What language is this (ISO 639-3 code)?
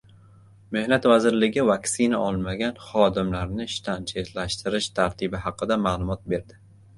uzb